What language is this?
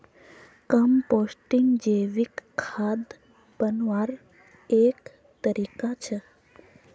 Magahi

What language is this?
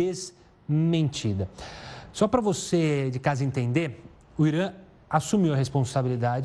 Portuguese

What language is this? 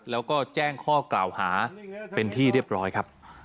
Thai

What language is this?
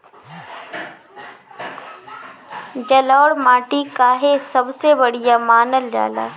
Bhojpuri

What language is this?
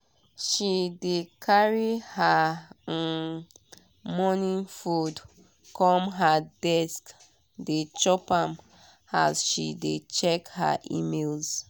Nigerian Pidgin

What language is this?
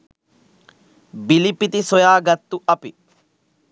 Sinhala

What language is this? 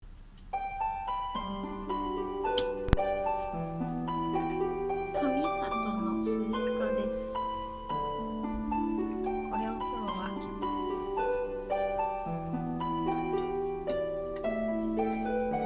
Japanese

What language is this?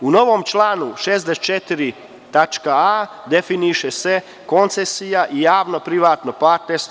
Serbian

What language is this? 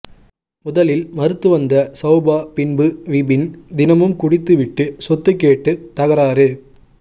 Tamil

